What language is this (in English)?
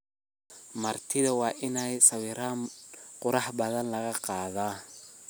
Somali